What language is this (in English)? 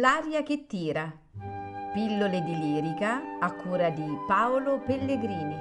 Italian